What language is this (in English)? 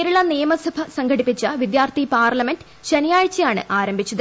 Malayalam